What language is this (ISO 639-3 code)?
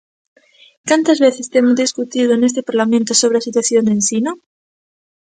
glg